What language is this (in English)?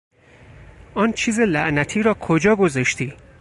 Persian